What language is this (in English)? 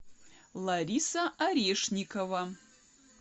Russian